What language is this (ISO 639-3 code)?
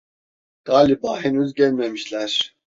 tur